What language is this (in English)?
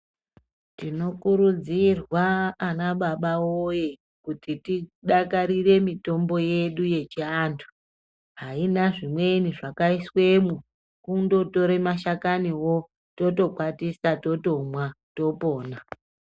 Ndau